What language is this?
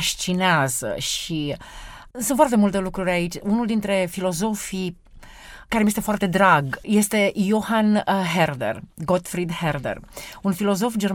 Romanian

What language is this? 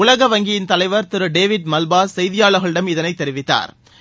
Tamil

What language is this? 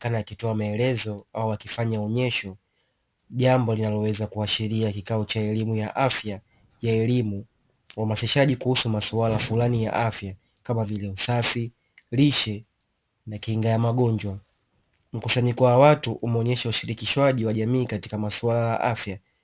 Swahili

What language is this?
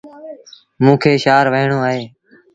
Sindhi Bhil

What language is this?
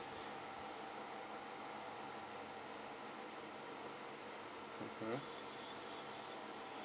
English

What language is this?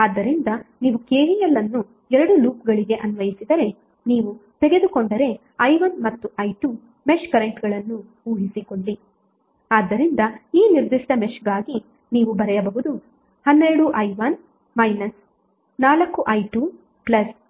Kannada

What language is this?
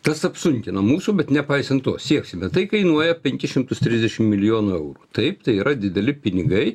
Lithuanian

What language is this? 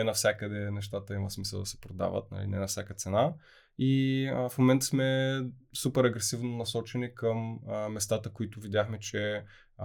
Bulgarian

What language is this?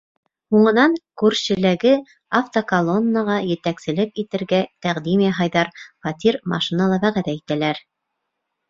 Bashkir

